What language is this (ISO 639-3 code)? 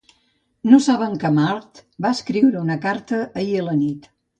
cat